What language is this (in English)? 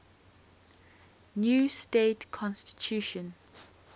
English